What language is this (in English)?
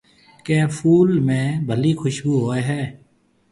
Marwari (Pakistan)